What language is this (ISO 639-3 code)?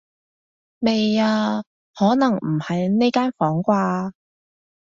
yue